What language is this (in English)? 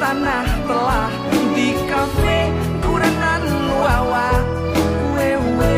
Indonesian